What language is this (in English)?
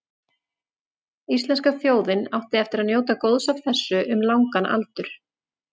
Icelandic